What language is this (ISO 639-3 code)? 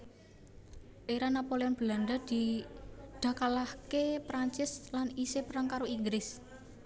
jav